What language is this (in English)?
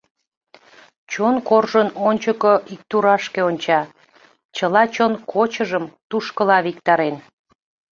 Mari